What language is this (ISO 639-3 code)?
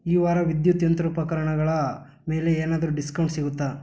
kan